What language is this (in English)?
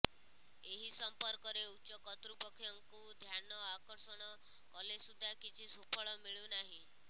Odia